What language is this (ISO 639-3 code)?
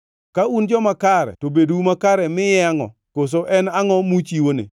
luo